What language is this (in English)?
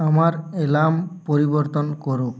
Bangla